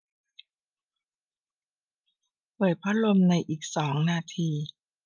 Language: Thai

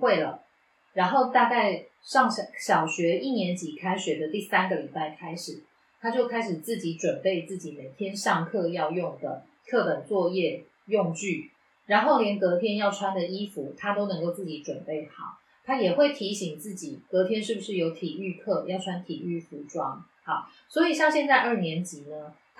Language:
Chinese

